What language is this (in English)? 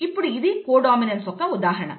Telugu